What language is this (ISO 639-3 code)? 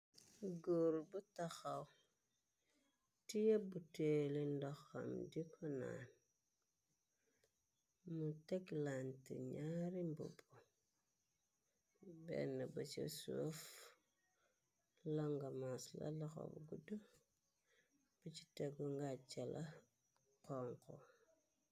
wol